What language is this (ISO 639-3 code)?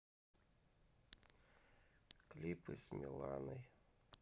rus